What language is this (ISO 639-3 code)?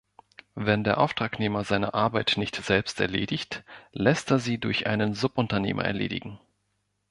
deu